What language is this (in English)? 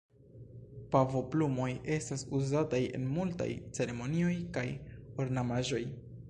Esperanto